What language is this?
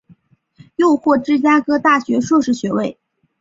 Chinese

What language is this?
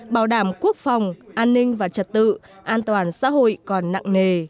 Vietnamese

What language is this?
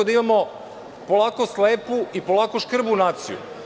Serbian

